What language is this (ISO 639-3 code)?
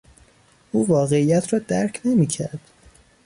fas